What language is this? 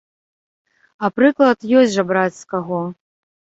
Belarusian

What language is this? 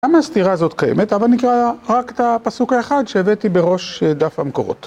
Hebrew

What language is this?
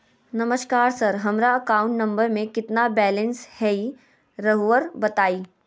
Magahi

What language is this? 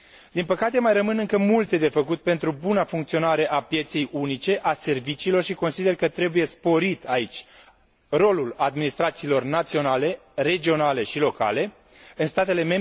Romanian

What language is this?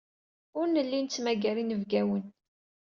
Kabyle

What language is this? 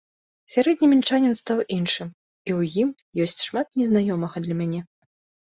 Belarusian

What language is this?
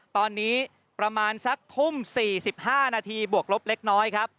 Thai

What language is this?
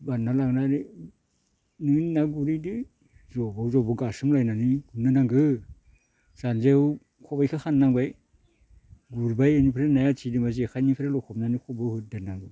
Bodo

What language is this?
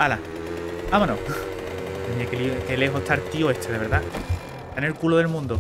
Spanish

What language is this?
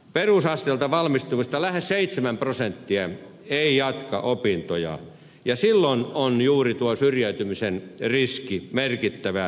Finnish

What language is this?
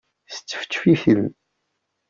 Kabyle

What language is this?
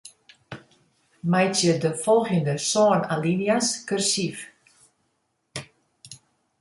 Western Frisian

